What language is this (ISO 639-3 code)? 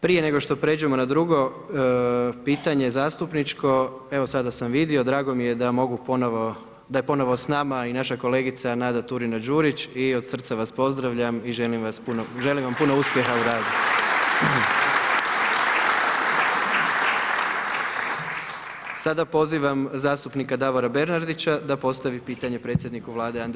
hrv